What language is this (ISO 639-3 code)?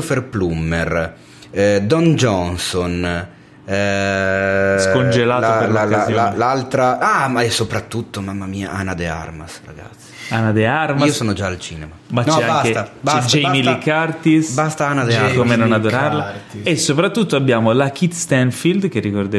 ita